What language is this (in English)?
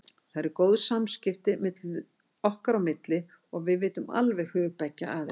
Icelandic